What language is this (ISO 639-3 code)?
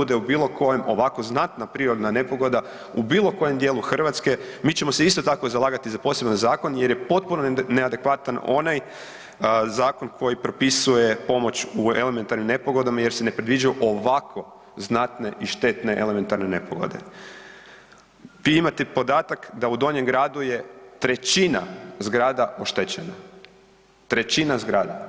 hrv